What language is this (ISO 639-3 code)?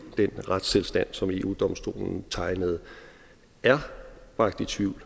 dan